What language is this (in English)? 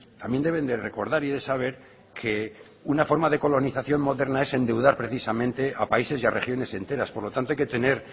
Spanish